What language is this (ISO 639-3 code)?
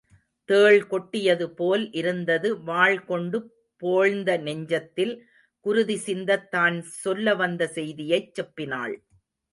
tam